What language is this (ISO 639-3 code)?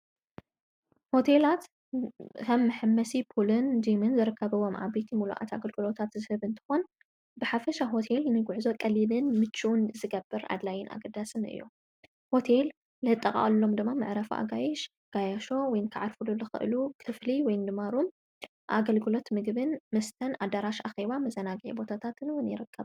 tir